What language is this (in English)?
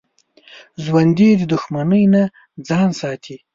Pashto